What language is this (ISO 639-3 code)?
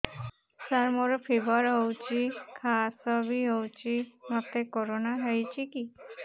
ori